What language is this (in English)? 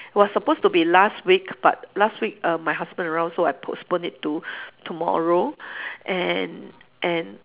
English